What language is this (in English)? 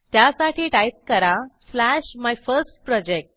Marathi